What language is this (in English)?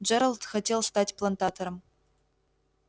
Russian